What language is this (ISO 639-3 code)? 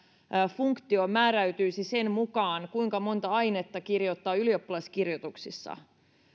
fin